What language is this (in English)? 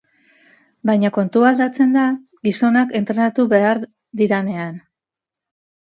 Basque